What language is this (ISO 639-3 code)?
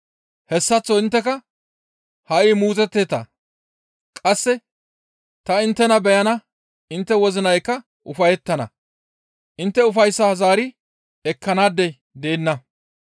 gmv